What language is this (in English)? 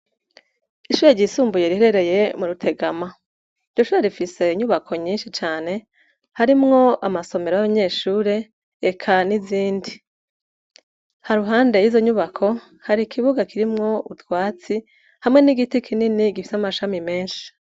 Rundi